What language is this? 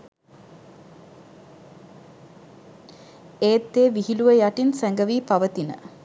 Sinhala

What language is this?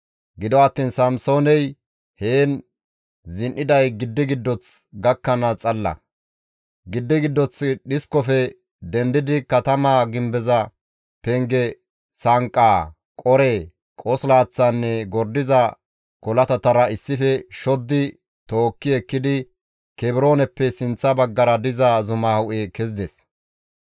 Gamo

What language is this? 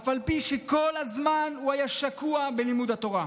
Hebrew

